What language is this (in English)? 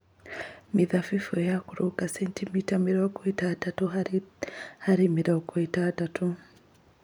Kikuyu